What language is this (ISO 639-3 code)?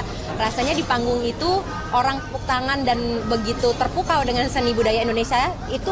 ind